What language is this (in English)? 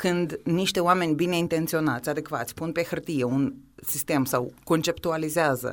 Romanian